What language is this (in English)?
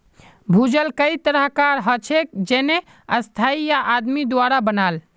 Magahi